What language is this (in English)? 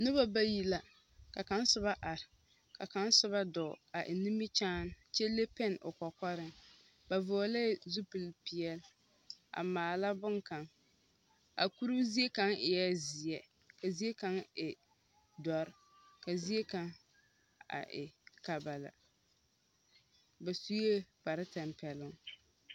Southern Dagaare